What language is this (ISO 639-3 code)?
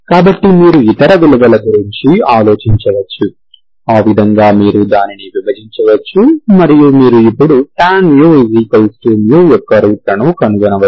tel